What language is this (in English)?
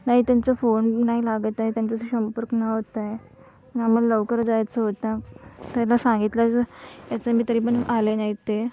Marathi